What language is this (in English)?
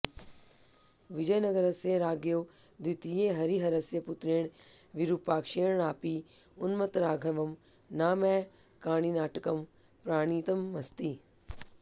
Sanskrit